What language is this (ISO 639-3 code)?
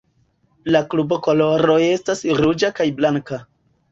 epo